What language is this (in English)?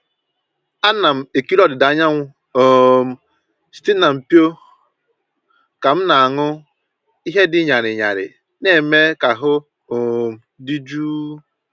Igbo